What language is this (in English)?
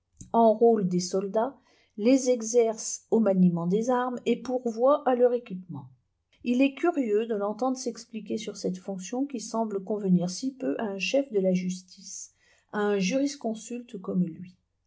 French